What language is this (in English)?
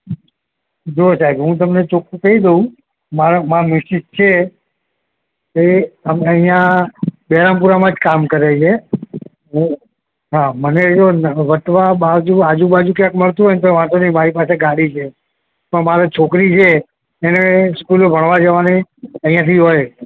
Gujarati